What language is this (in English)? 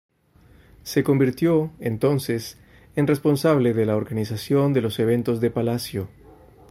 Spanish